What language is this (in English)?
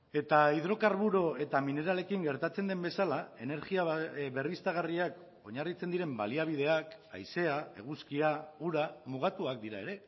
Basque